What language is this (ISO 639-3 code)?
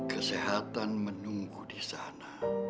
ind